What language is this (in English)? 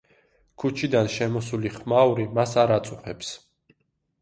Georgian